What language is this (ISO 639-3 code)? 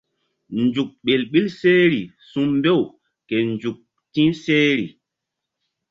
mdd